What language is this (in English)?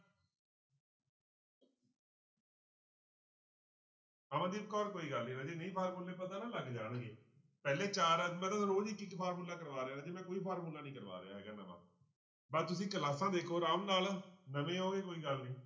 Punjabi